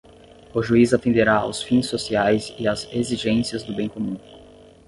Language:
Portuguese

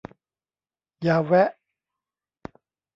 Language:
Thai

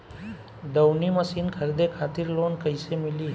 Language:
Bhojpuri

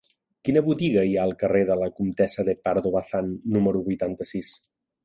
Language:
Catalan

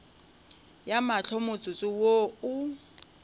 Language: Northern Sotho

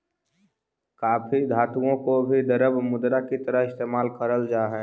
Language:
Magahi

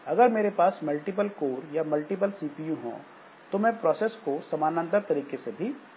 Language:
Hindi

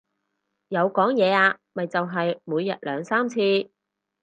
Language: Cantonese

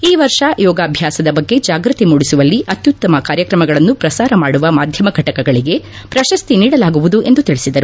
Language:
Kannada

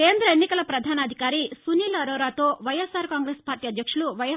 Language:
Telugu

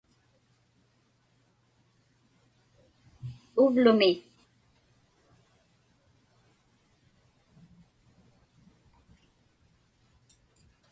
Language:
Inupiaq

